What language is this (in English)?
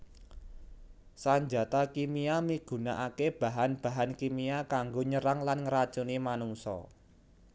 Javanese